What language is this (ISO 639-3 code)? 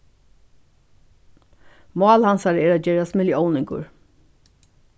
fao